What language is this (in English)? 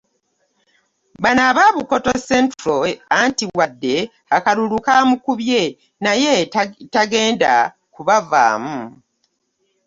Ganda